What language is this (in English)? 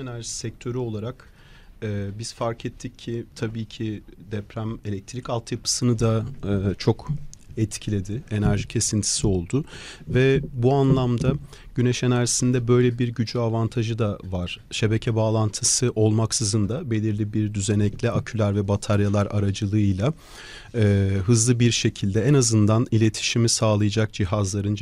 Turkish